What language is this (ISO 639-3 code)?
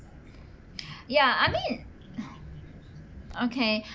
eng